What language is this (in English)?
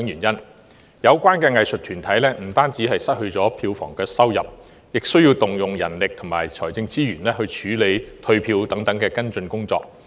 Cantonese